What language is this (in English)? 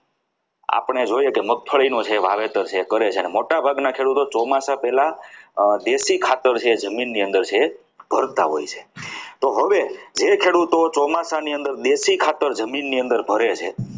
Gujarati